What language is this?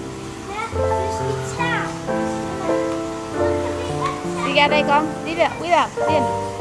Vietnamese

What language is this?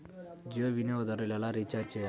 Telugu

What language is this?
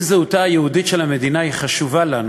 Hebrew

